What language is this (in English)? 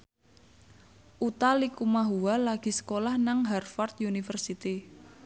Javanese